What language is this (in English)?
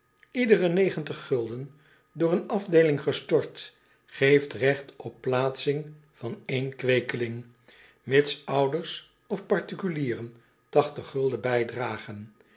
Dutch